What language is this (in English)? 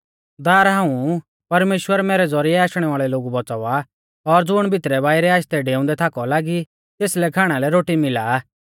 Mahasu Pahari